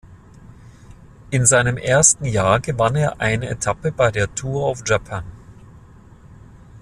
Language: German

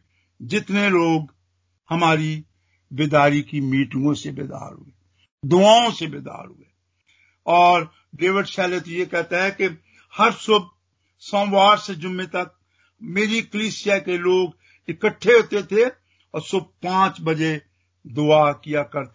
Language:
Hindi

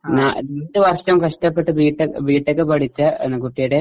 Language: Malayalam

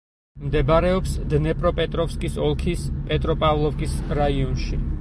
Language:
Georgian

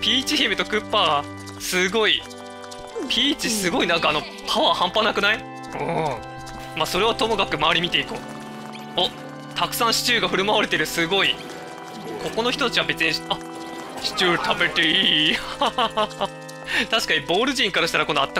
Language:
Japanese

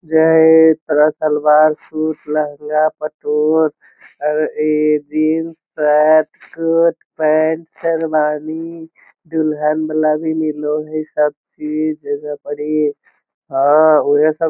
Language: Magahi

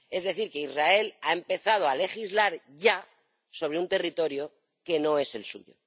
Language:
Spanish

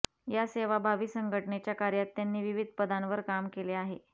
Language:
Marathi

